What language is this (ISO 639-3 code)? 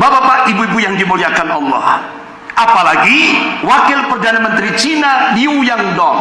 ind